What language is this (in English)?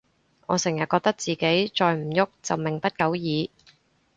Cantonese